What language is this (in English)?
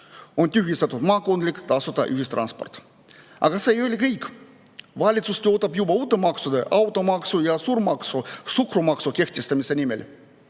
Estonian